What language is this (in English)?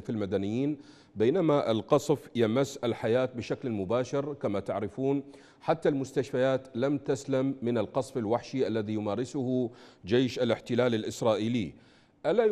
Arabic